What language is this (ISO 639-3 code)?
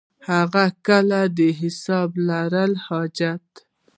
pus